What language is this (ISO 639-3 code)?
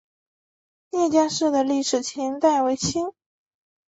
zho